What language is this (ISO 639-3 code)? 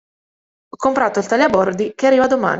ita